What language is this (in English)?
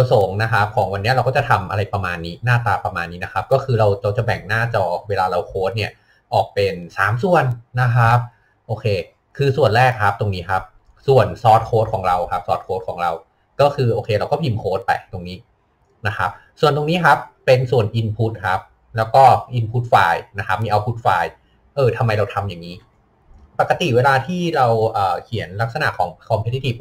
Thai